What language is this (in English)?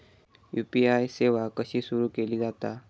Marathi